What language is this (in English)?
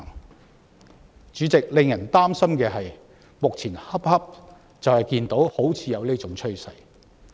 Cantonese